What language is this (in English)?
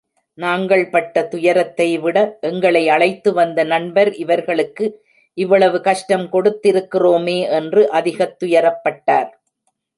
Tamil